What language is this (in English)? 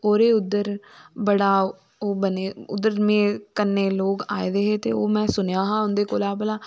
Dogri